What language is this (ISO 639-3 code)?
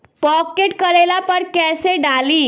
bho